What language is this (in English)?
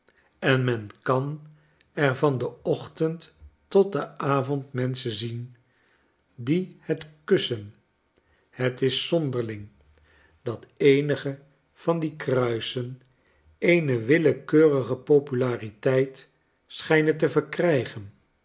Dutch